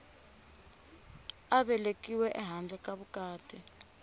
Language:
Tsonga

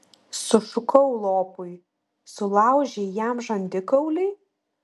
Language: Lithuanian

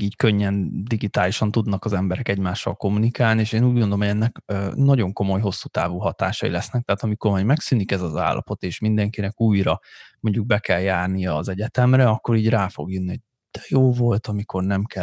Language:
Hungarian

